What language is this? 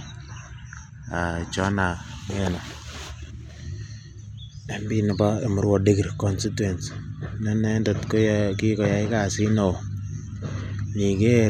Kalenjin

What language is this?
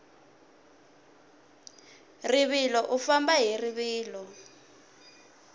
Tsonga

